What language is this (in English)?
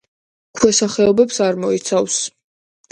Georgian